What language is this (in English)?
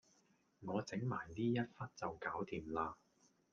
Cantonese